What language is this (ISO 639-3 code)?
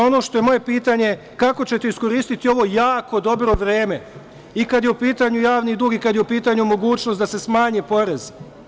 srp